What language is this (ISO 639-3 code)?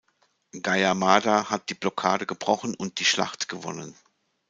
deu